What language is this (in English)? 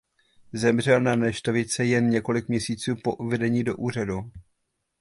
Czech